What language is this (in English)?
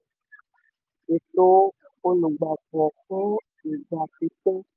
Yoruba